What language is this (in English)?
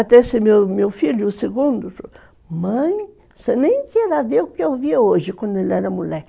Portuguese